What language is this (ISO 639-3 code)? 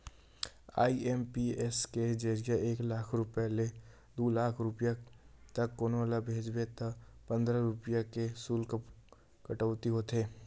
hne